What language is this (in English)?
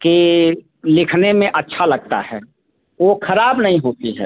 Hindi